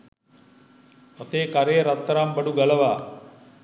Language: Sinhala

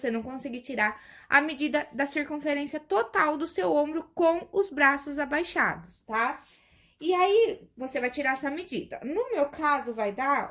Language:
Portuguese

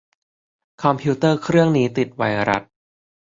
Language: Thai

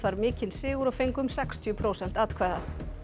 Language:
Icelandic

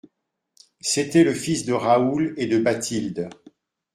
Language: French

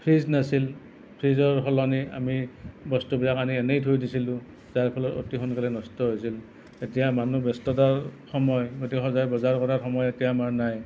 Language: Assamese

